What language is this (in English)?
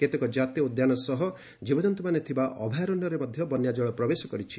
Odia